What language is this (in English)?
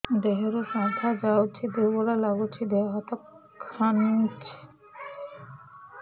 Odia